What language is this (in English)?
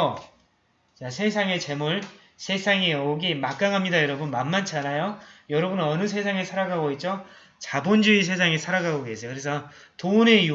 Korean